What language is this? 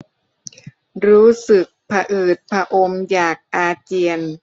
Thai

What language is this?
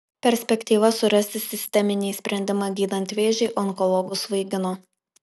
Lithuanian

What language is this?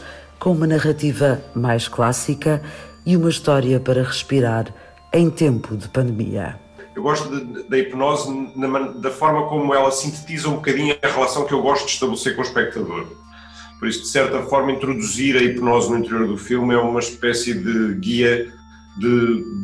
Portuguese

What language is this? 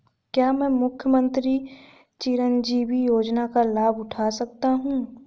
Hindi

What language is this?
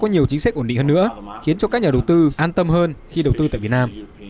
Vietnamese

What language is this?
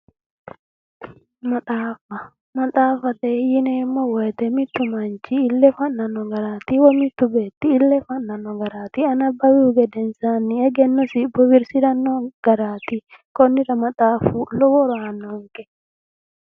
Sidamo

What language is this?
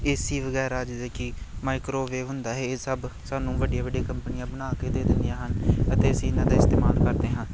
Punjabi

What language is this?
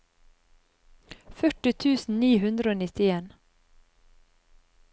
Norwegian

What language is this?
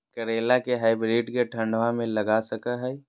Magahi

